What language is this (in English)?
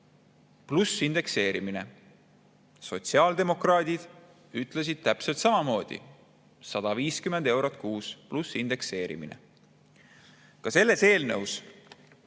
Estonian